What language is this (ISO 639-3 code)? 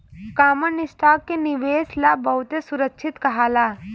bho